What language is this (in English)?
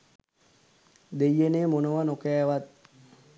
Sinhala